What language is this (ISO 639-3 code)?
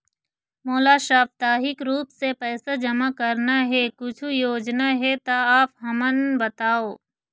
hne